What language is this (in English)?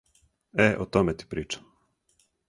Serbian